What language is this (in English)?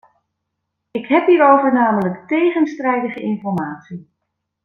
Dutch